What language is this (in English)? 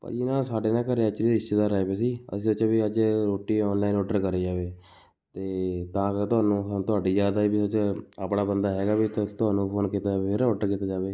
Punjabi